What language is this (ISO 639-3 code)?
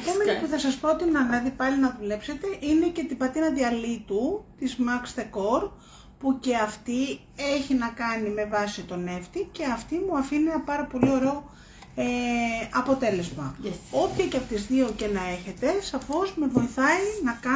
ell